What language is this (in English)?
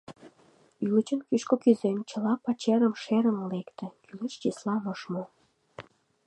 Mari